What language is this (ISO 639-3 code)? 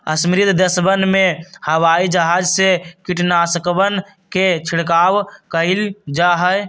mag